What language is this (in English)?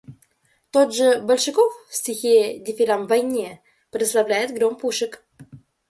Russian